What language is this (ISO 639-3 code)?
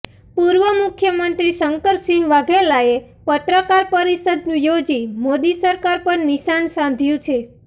guj